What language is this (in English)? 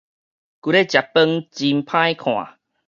Min Nan Chinese